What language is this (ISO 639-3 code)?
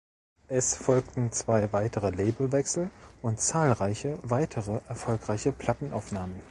deu